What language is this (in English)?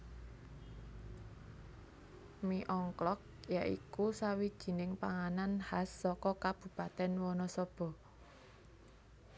Javanese